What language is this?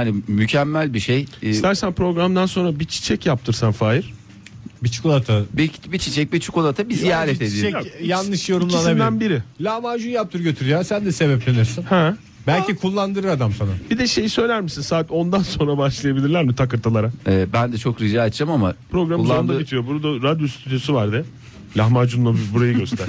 Turkish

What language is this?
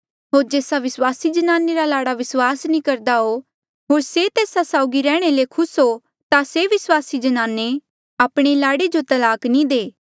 Mandeali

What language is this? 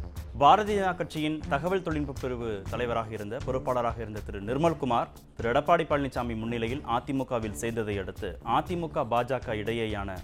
Tamil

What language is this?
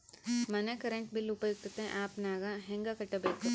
Kannada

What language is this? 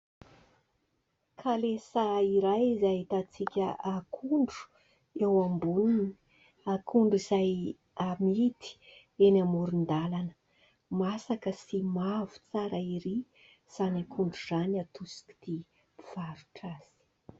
Malagasy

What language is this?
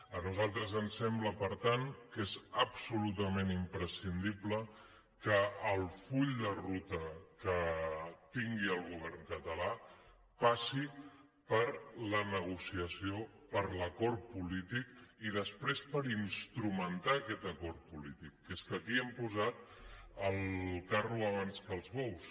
Catalan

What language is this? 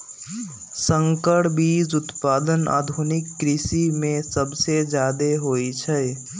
Magahi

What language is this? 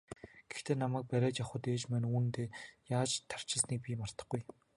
Mongolian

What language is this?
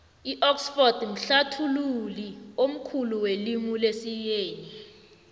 South Ndebele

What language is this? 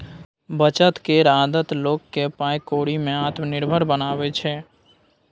Maithili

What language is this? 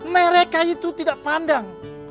Indonesian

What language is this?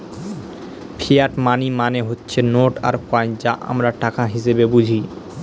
Bangla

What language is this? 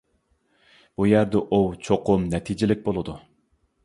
Uyghur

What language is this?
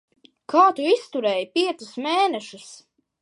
Latvian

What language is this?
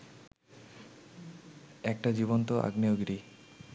Bangla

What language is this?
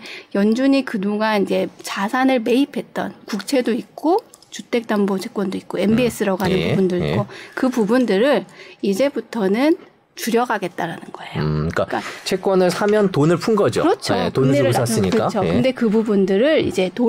Korean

